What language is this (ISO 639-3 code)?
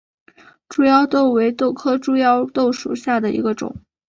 zho